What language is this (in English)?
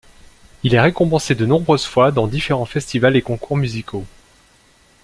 French